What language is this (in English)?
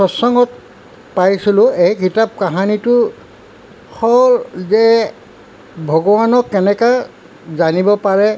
Assamese